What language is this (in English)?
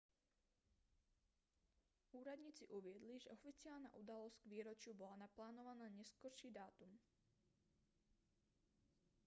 Slovak